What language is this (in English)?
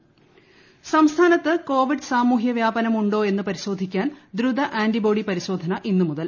Malayalam